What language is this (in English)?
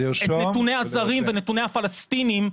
Hebrew